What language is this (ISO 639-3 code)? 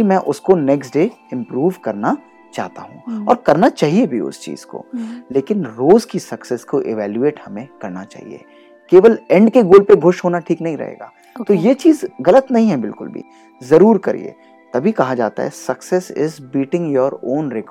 hin